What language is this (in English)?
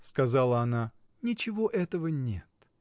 Russian